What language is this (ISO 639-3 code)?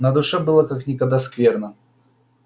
rus